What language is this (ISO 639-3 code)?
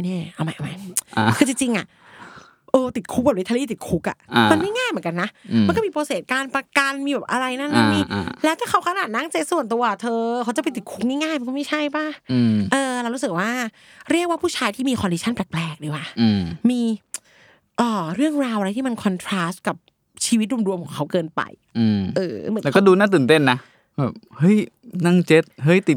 tha